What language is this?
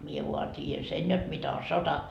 Finnish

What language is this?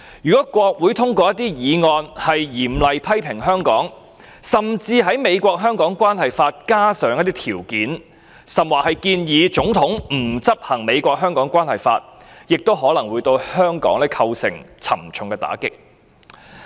Cantonese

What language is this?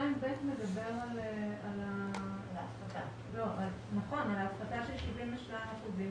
Hebrew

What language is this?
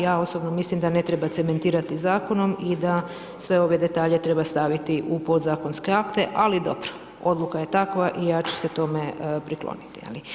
Croatian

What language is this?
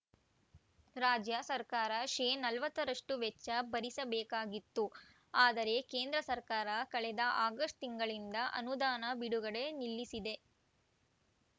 Kannada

